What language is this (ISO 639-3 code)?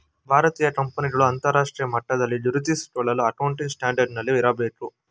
kan